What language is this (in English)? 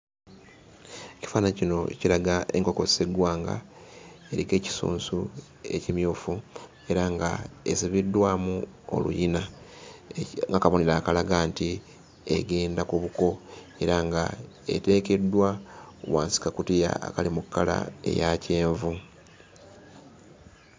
Ganda